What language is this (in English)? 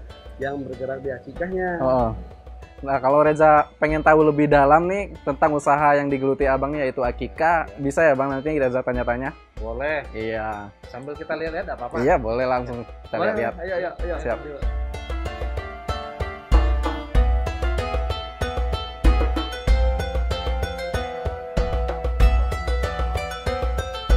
Indonesian